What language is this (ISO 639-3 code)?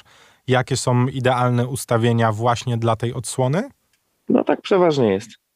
pol